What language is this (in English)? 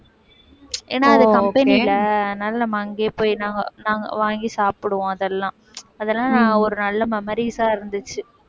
Tamil